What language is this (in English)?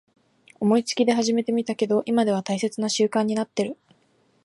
Japanese